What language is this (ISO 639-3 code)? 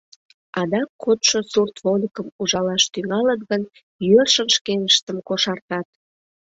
chm